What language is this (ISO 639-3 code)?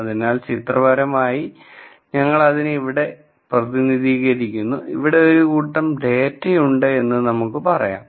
mal